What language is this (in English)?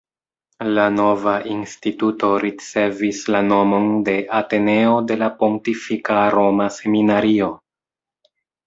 Esperanto